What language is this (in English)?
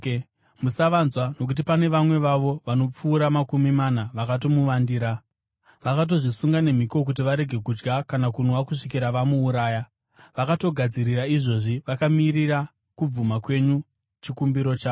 Shona